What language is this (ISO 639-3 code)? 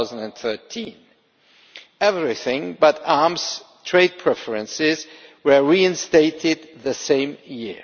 eng